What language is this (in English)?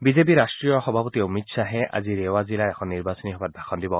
Assamese